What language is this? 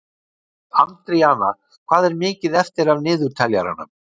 Icelandic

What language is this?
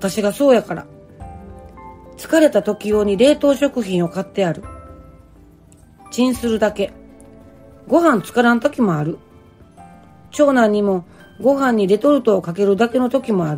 Japanese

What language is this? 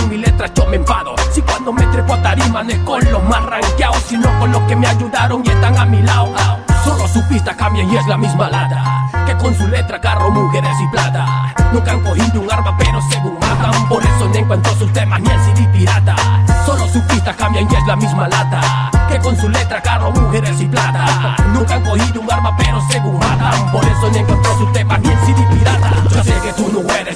Spanish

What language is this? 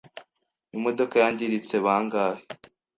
Kinyarwanda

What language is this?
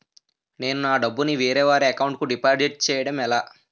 Telugu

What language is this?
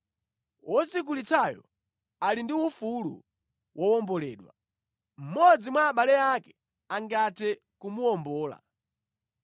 Nyanja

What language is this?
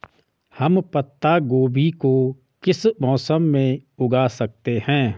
Hindi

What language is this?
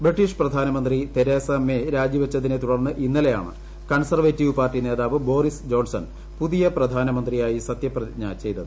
Malayalam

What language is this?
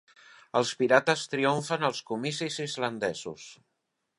Catalan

